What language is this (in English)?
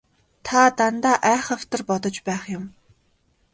Mongolian